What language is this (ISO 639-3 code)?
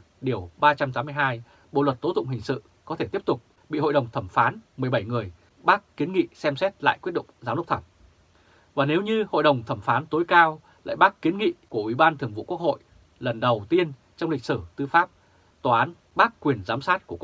vie